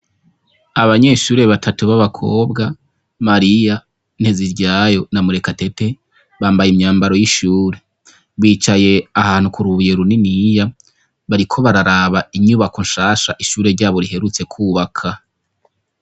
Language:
Rundi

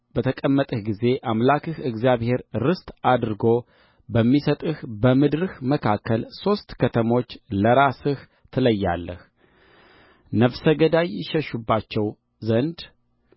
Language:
Amharic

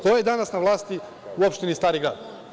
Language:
Serbian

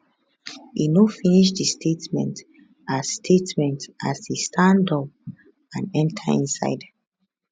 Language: Nigerian Pidgin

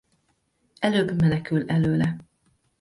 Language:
Hungarian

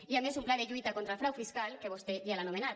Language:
Catalan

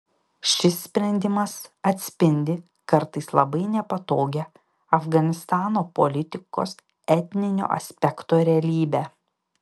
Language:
Lithuanian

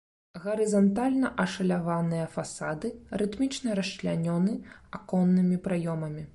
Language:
Belarusian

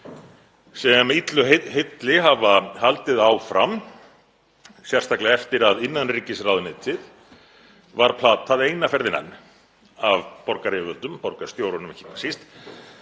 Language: Icelandic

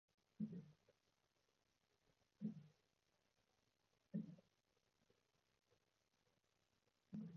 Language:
Cantonese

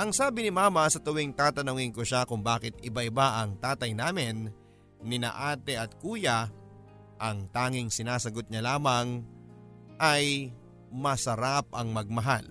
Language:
Filipino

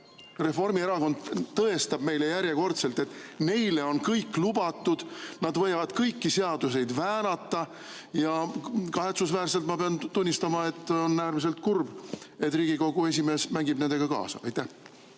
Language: Estonian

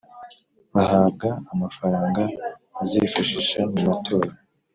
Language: Kinyarwanda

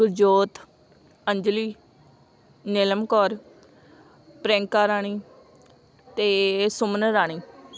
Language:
Punjabi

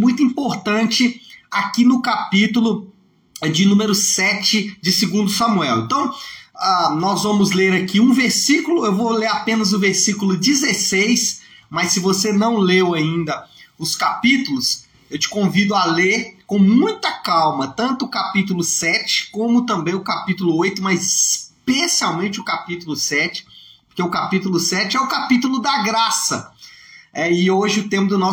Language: Portuguese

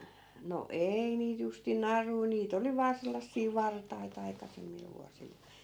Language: Finnish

